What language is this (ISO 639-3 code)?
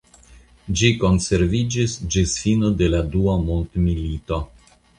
epo